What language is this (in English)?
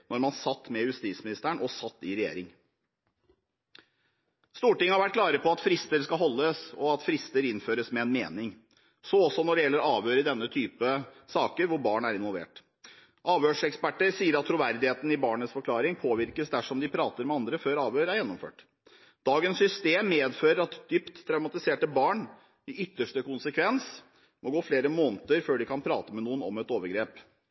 Norwegian Bokmål